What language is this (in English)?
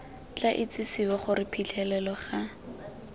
Tswana